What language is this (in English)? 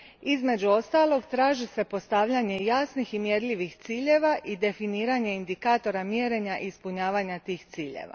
Croatian